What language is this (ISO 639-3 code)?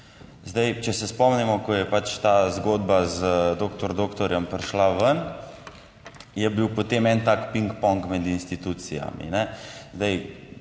slv